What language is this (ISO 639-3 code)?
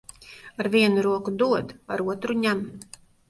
lav